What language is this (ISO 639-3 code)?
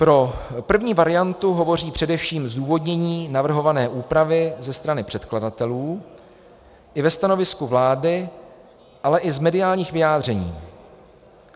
ces